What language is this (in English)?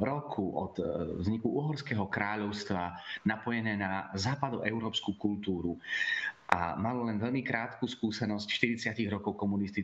Slovak